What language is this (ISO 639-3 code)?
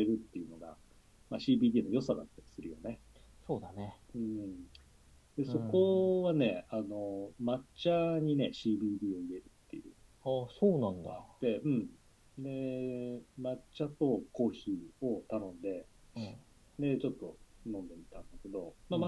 jpn